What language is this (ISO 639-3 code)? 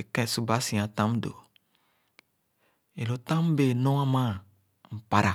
ogo